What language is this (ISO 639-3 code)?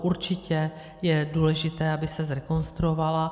ces